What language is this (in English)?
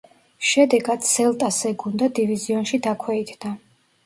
Georgian